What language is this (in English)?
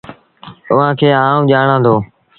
Sindhi Bhil